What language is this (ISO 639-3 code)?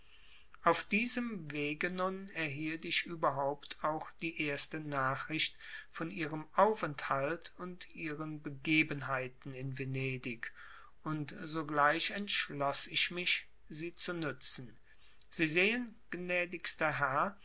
deu